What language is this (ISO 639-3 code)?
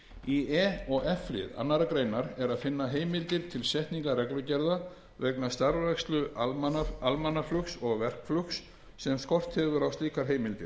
isl